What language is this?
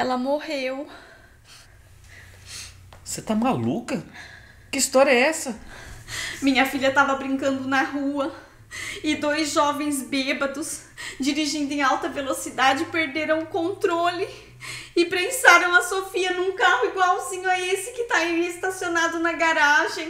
Portuguese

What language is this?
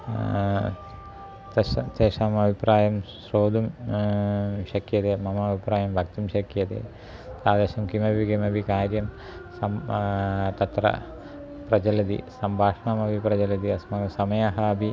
Sanskrit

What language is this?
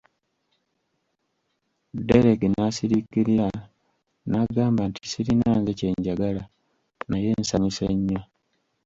Ganda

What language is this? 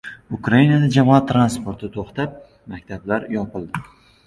Uzbek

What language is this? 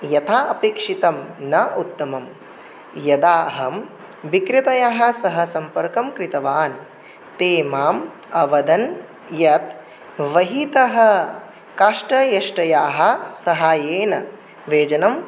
Sanskrit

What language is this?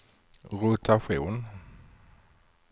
Swedish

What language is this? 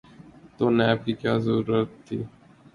Urdu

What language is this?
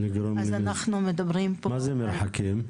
Hebrew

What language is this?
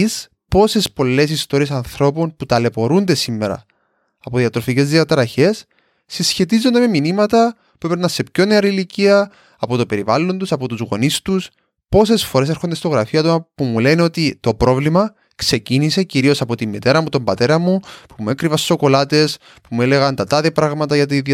Greek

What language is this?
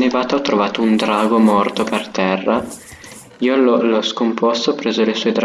Italian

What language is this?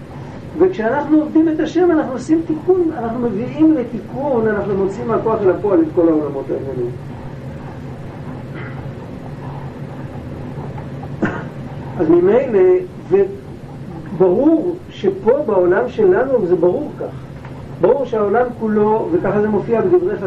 Hebrew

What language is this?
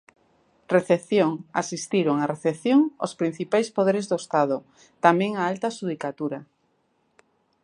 Galician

